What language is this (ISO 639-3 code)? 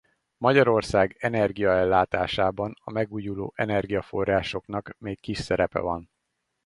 hun